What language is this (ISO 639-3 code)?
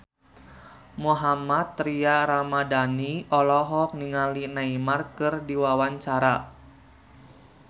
sun